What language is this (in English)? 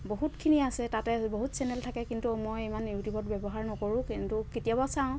Assamese